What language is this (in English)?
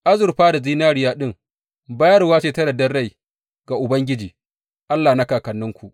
Hausa